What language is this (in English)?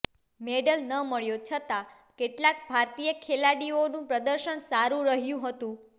Gujarati